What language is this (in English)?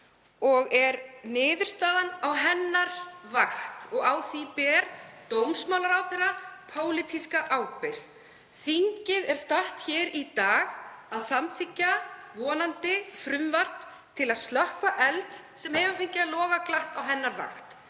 Icelandic